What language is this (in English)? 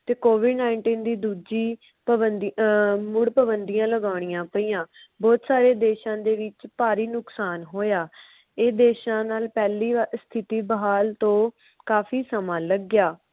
Punjabi